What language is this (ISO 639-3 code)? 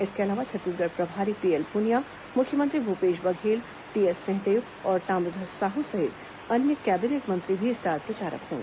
hin